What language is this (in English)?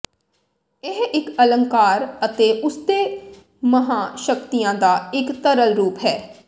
Punjabi